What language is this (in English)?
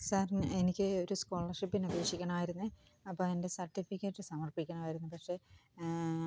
Malayalam